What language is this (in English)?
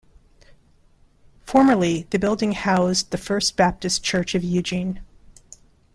English